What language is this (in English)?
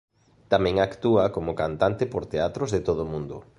Galician